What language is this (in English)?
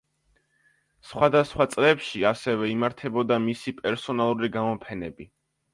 Georgian